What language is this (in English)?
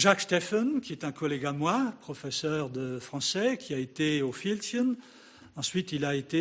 French